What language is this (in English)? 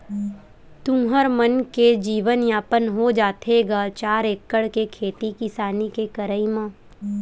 Chhattisgarhi